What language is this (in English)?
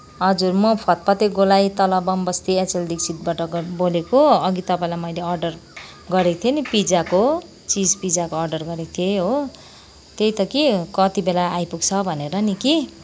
Nepali